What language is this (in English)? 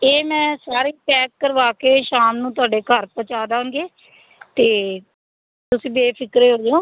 Punjabi